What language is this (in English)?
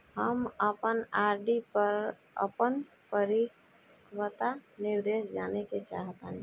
Bhojpuri